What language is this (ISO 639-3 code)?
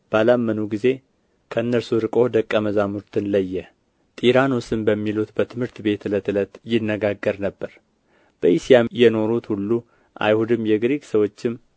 amh